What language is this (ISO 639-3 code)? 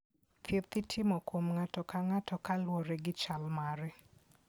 luo